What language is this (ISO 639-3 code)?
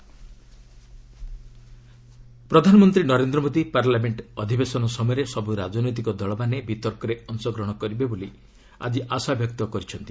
ori